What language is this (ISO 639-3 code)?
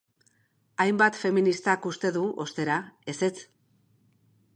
eus